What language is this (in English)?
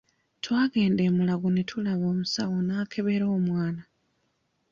Ganda